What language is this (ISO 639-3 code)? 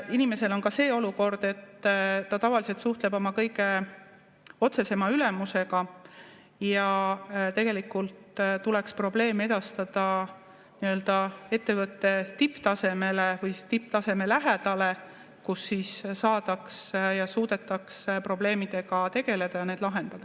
est